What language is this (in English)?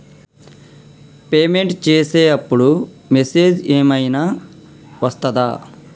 Telugu